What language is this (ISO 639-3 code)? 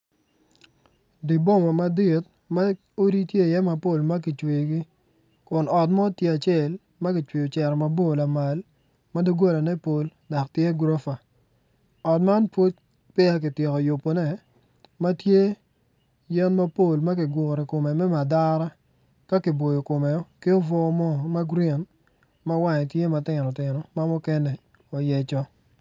ach